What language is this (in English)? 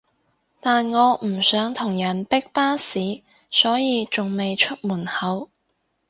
Cantonese